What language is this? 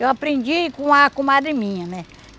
Portuguese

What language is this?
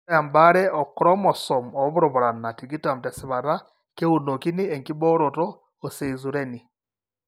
Masai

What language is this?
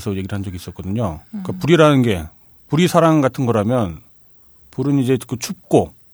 Korean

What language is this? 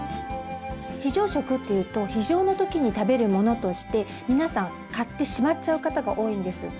Japanese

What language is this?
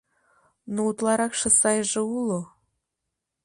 Mari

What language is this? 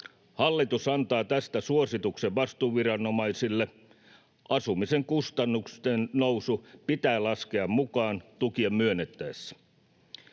Finnish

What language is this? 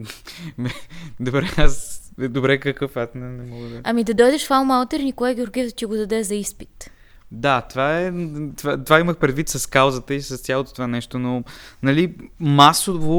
Bulgarian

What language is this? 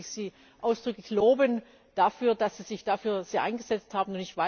German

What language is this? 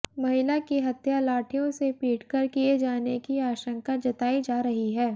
Hindi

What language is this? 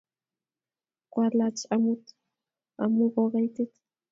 Kalenjin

